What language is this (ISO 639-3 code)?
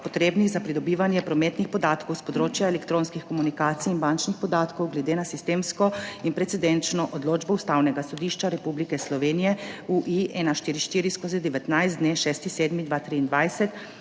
slv